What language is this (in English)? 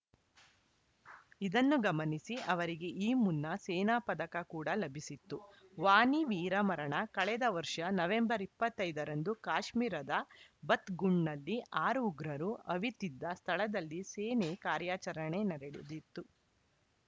Kannada